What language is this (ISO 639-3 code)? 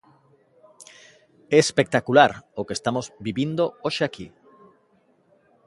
glg